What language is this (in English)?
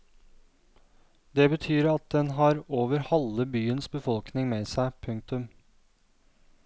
Norwegian